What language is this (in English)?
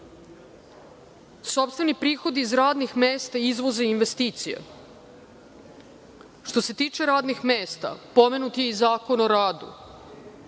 Serbian